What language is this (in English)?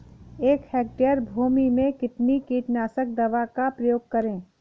Hindi